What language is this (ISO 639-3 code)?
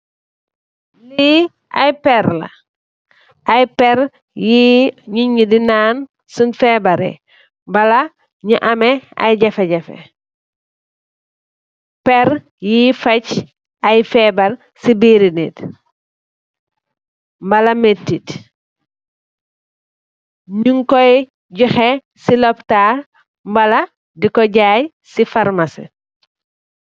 wol